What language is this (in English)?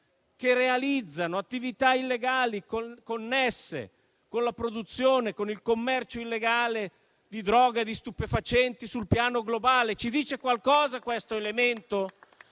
Italian